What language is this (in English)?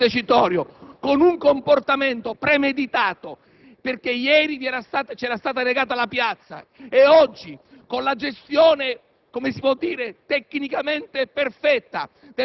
Italian